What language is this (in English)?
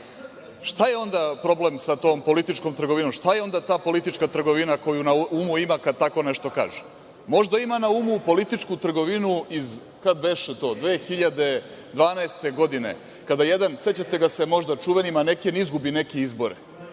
Serbian